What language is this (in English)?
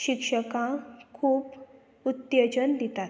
Konkani